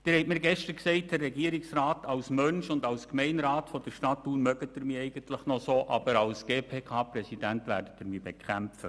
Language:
Swiss German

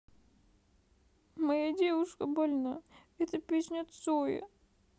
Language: Russian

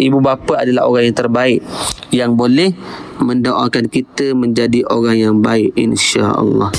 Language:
Malay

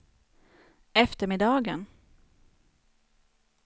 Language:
Swedish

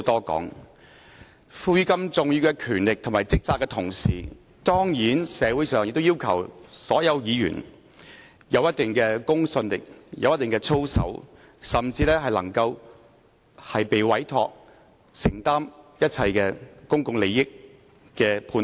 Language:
Cantonese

